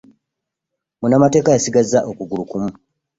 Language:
Ganda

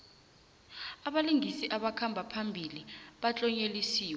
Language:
South Ndebele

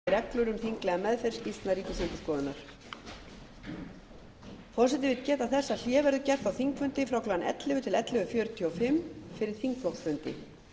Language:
Icelandic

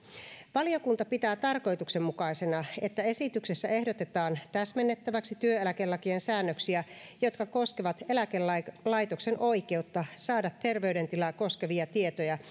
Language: Finnish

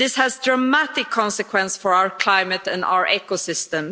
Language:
English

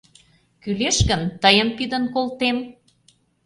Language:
Mari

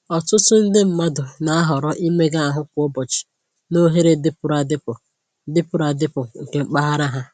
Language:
Igbo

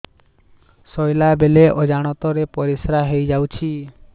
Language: Odia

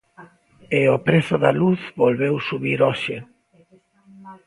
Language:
Galician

